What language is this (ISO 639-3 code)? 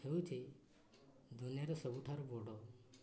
ori